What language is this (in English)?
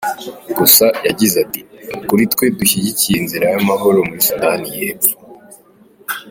Kinyarwanda